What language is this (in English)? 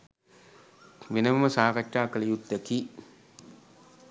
Sinhala